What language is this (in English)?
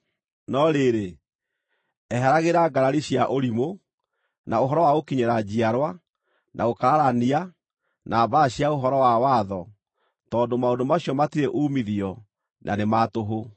Kikuyu